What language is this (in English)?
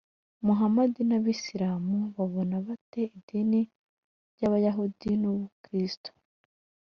Kinyarwanda